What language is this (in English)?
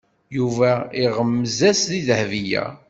Kabyle